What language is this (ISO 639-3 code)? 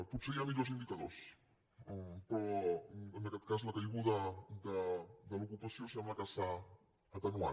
cat